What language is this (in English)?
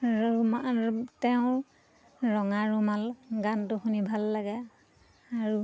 Assamese